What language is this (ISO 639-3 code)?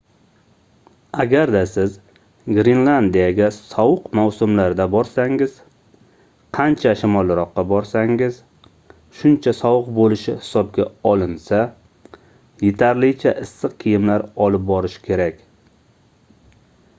uzb